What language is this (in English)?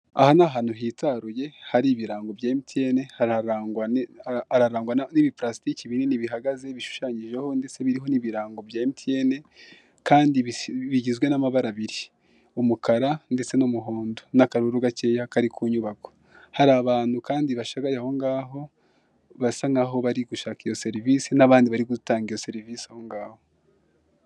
Kinyarwanda